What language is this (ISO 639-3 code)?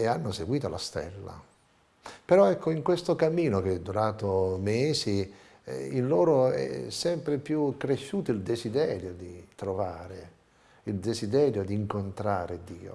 ita